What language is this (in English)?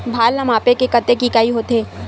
Chhattisgarhi